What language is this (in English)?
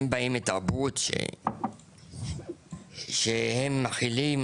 Hebrew